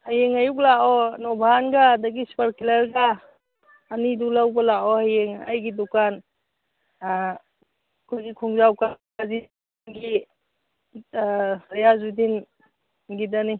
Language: Manipuri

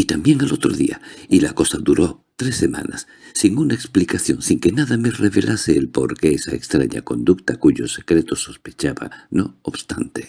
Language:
Spanish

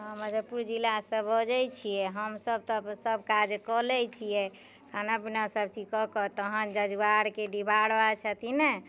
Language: Maithili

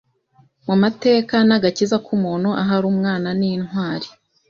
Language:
Kinyarwanda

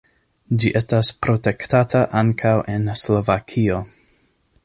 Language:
Esperanto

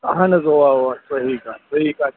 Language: Kashmiri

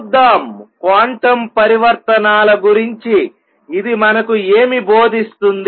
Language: Telugu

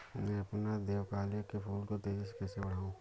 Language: Hindi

